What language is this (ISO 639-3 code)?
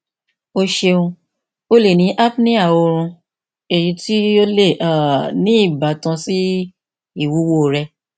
yor